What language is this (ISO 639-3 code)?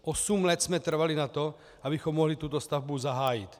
ces